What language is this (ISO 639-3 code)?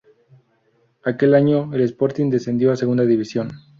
spa